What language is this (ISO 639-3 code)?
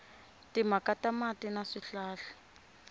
tso